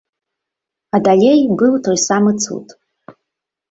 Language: Belarusian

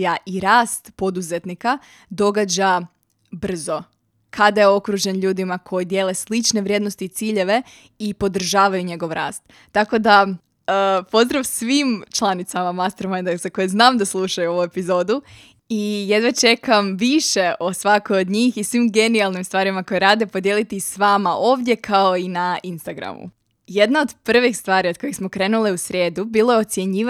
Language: Croatian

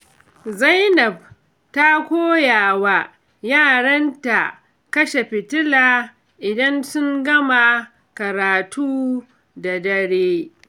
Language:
Hausa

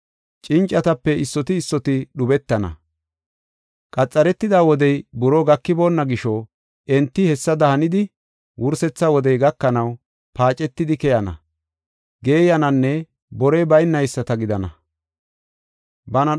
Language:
Gofa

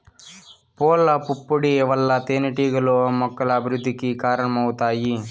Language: Telugu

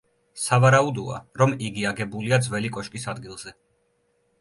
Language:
Georgian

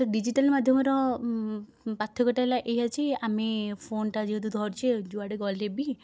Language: Odia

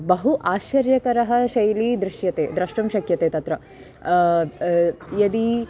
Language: Sanskrit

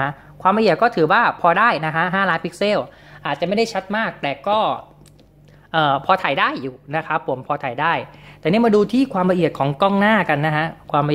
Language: Thai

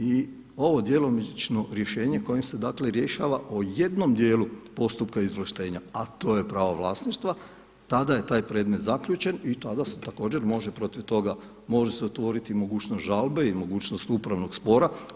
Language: Croatian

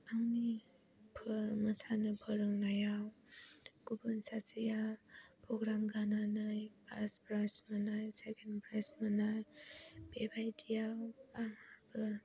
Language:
Bodo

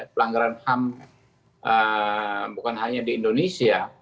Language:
Indonesian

